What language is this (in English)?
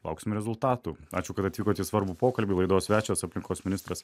Lithuanian